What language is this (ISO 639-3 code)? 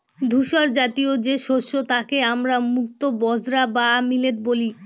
ben